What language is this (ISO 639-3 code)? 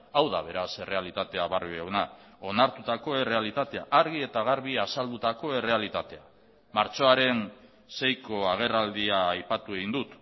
eus